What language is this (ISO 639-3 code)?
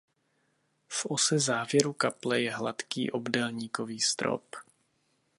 ces